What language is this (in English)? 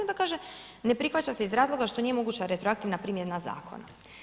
Croatian